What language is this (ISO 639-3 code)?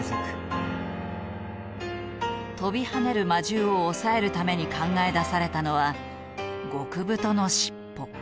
jpn